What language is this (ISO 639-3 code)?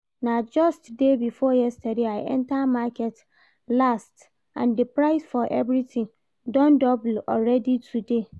pcm